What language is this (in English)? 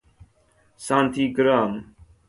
Persian